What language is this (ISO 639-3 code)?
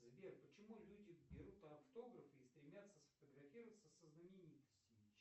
rus